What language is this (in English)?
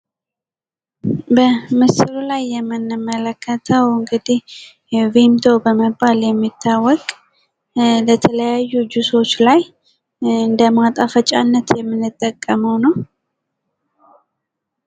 Amharic